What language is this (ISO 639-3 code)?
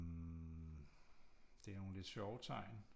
dan